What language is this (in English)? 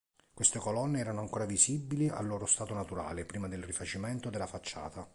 Italian